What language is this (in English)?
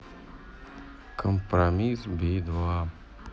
Russian